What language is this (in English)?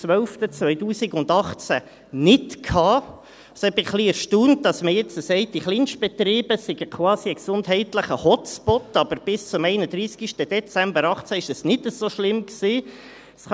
Swiss German